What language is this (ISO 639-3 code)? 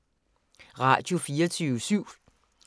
dan